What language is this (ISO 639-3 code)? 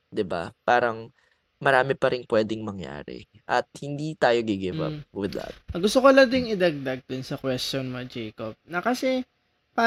fil